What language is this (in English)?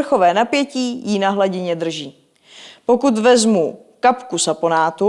Czech